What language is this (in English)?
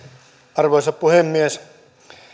Finnish